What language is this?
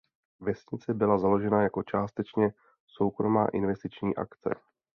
Czech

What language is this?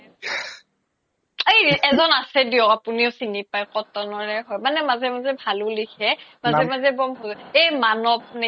Assamese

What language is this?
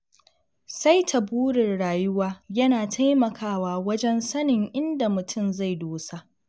Hausa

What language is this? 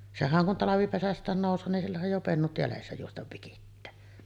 Finnish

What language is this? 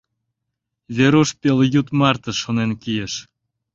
Mari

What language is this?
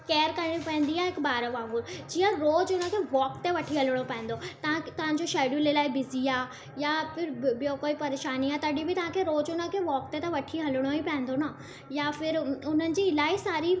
Sindhi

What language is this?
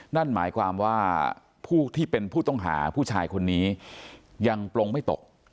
Thai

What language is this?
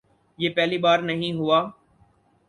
Urdu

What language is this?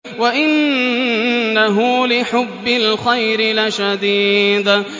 Arabic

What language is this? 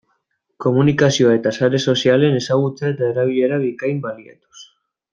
Basque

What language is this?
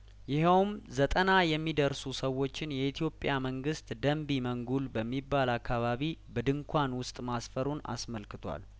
Amharic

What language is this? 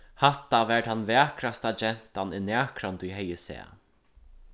Faroese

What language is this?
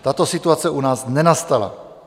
Czech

